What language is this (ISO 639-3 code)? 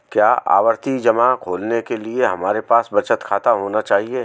hin